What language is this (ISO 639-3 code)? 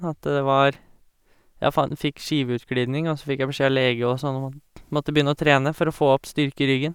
nor